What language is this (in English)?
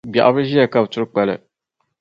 Dagbani